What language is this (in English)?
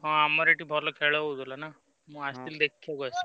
Odia